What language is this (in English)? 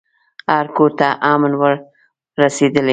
Pashto